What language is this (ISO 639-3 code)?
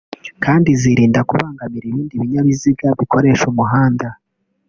kin